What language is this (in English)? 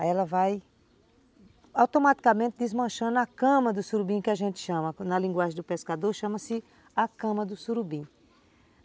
Portuguese